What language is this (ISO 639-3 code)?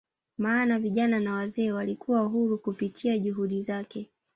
swa